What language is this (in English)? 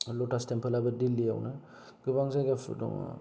Bodo